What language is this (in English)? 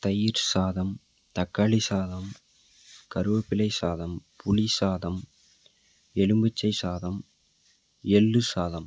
Tamil